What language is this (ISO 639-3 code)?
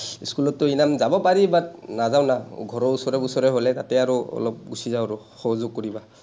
asm